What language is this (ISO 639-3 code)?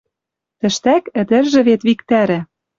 mrj